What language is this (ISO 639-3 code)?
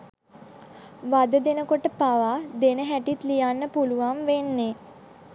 sin